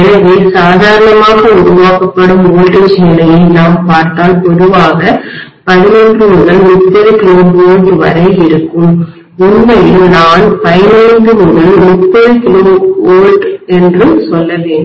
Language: Tamil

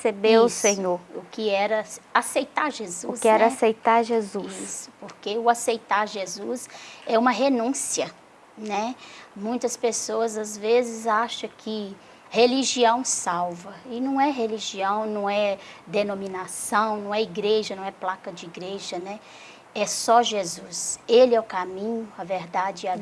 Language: Portuguese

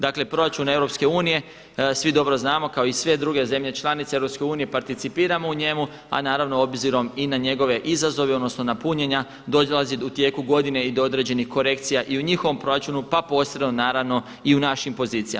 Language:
Croatian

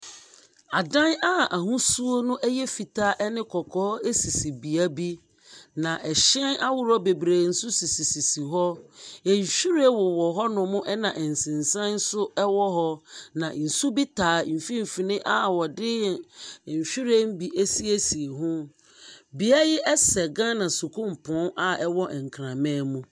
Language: Akan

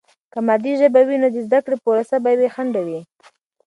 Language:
Pashto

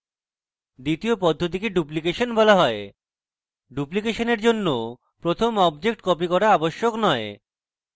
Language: Bangla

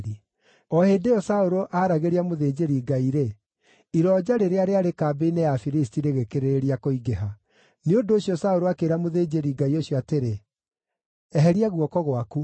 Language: Kikuyu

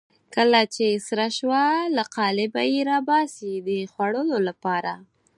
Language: Pashto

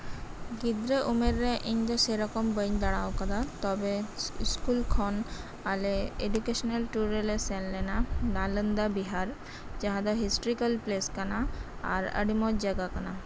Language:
Santali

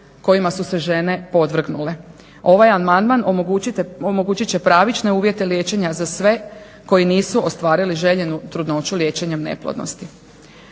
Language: Croatian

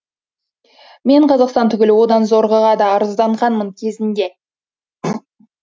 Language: Kazakh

